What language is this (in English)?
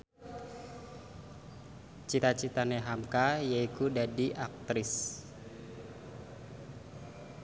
Javanese